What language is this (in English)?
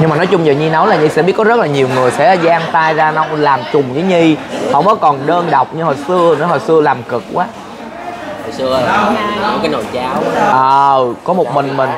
Vietnamese